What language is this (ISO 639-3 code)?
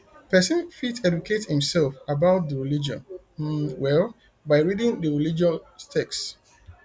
pcm